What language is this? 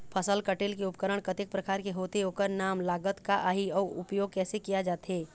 Chhattisgarhi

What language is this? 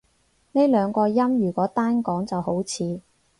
Cantonese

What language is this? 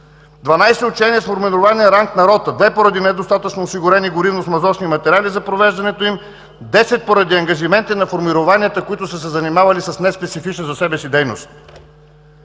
Bulgarian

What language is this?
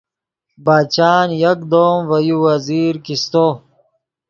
Yidgha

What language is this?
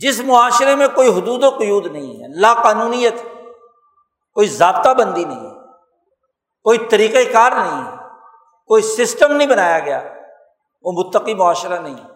Urdu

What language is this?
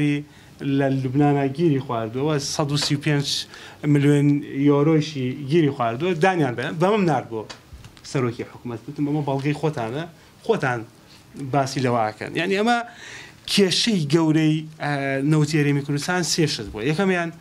Arabic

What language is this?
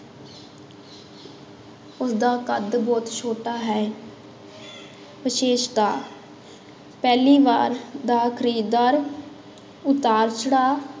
Punjabi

